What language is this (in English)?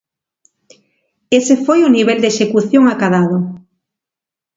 Galician